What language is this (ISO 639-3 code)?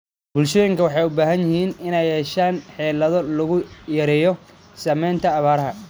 som